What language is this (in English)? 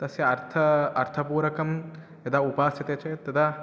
Sanskrit